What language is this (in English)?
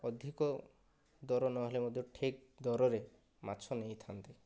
Odia